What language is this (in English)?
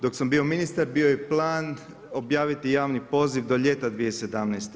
Croatian